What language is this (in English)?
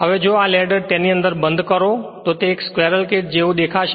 Gujarati